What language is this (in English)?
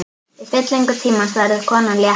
Icelandic